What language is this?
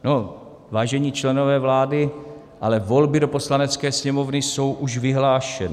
Czech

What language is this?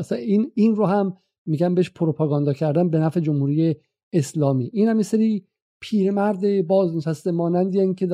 Persian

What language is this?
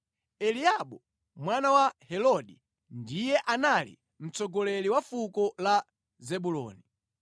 Nyanja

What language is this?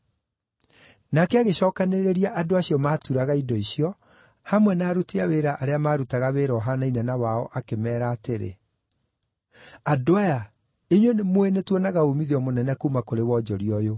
Kikuyu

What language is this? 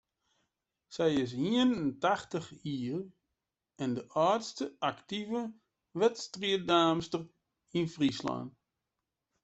Western Frisian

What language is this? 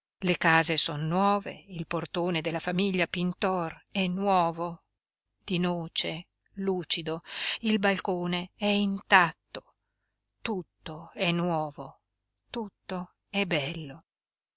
Italian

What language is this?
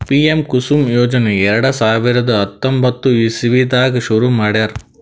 Kannada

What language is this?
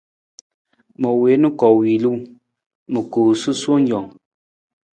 Nawdm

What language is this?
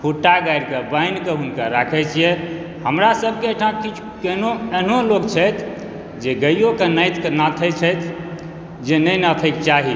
Maithili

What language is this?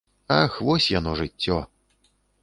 Belarusian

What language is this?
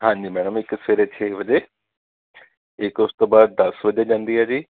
Punjabi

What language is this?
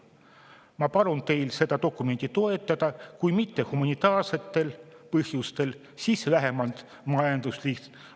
Estonian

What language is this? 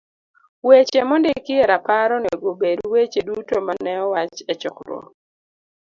Luo (Kenya and Tanzania)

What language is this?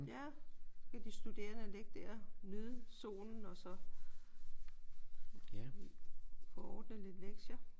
Danish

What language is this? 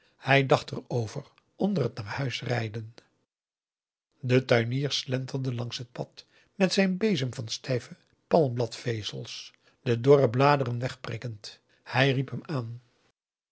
Dutch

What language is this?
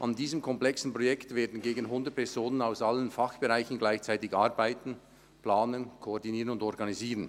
Swiss German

